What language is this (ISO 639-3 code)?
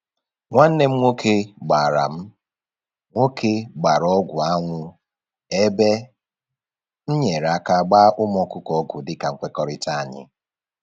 ibo